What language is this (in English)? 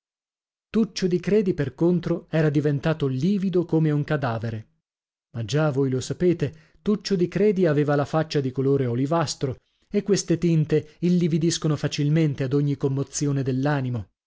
Italian